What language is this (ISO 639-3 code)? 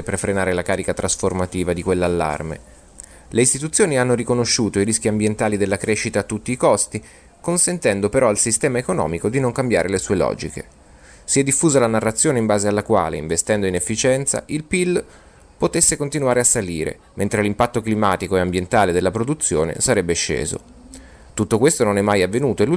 ita